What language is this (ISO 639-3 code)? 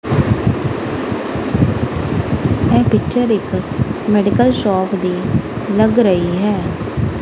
pan